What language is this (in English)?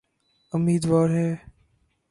Urdu